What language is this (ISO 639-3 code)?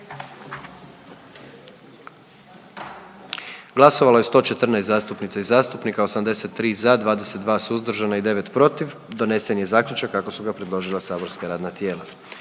hrv